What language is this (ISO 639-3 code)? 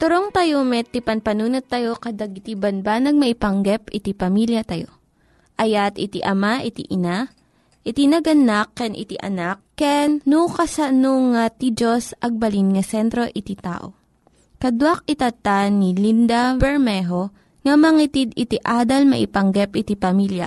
fil